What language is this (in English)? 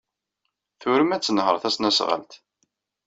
Kabyle